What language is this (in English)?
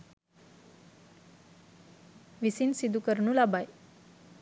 Sinhala